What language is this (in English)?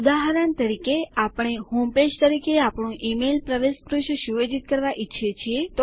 Gujarati